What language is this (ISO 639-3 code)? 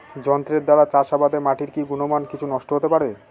ben